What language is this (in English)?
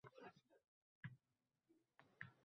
Uzbek